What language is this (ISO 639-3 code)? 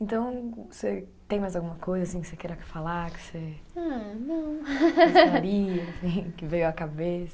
por